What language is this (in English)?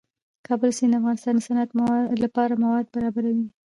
Pashto